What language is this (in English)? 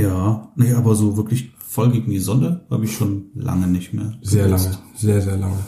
German